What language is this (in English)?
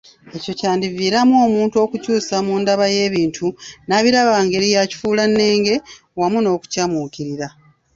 Ganda